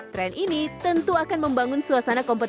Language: Indonesian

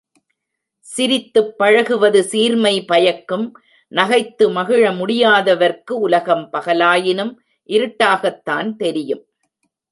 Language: Tamil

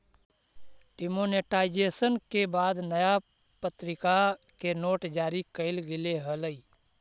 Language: Magahi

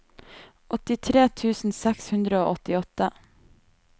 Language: Norwegian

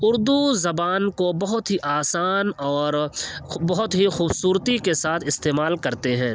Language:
Urdu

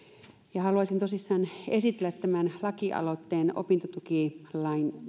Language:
Finnish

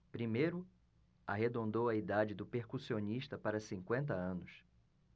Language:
Portuguese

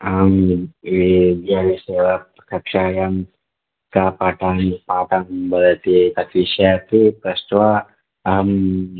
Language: Sanskrit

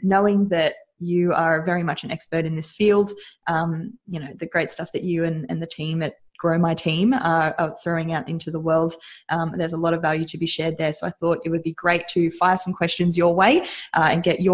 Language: English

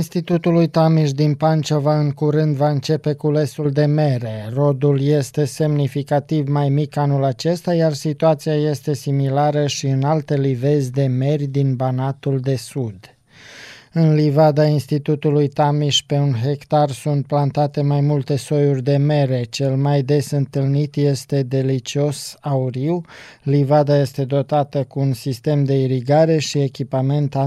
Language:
Romanian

